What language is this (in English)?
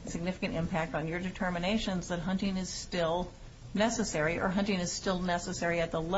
English